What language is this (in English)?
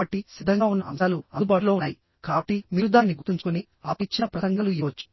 Telugu